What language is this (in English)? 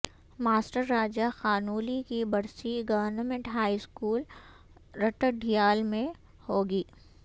Urdu